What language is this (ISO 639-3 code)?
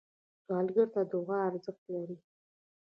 pus